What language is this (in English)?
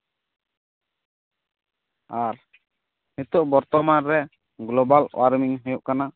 Santali